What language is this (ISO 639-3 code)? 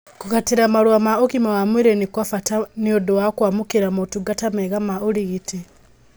kik